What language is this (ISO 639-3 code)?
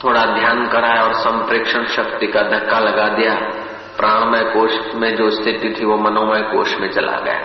hin